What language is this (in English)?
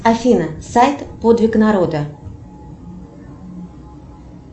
Russian